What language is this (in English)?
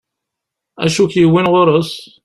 Kabyle